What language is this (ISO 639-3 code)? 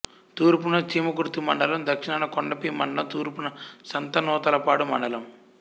tel